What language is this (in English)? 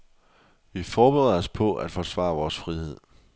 Danish